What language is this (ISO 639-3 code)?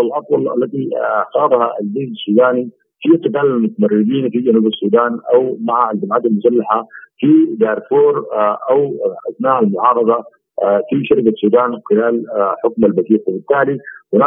ara